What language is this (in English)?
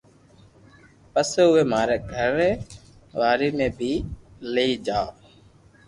Loarki